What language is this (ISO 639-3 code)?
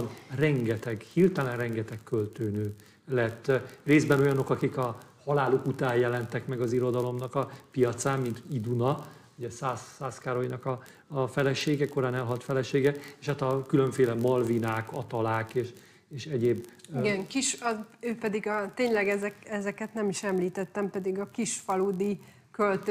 hun